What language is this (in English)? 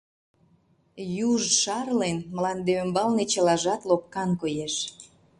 Mari